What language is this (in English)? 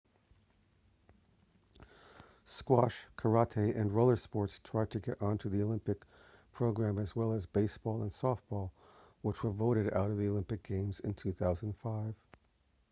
English